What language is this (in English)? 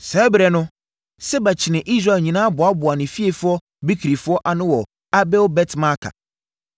Akan